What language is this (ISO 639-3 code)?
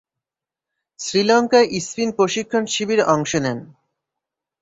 ben